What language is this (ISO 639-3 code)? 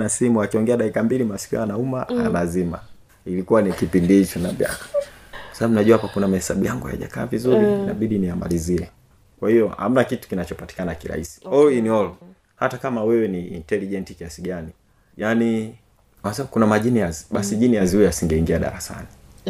swa